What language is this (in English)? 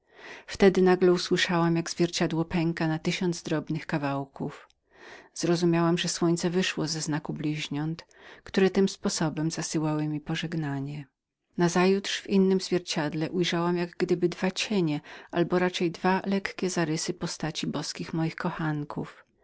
Polish